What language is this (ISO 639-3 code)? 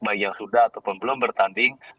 ind